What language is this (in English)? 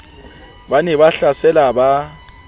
Southern Sotho